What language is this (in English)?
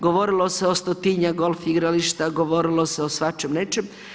Croatian